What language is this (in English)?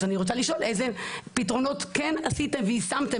Hebrew